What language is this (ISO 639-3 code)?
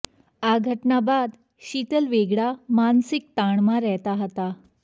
guj